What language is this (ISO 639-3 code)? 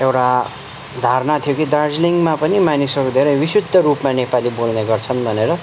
nep